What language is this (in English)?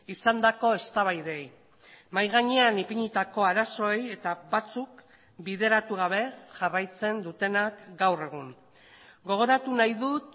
Basque